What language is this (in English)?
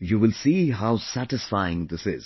English